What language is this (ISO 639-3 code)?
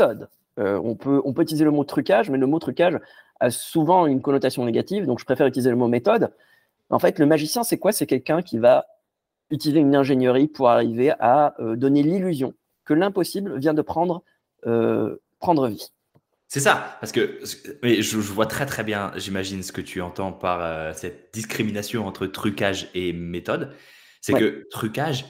fra